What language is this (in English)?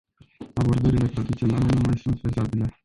Romanian